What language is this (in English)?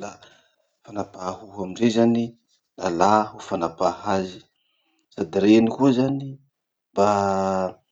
Masikoro Malagasy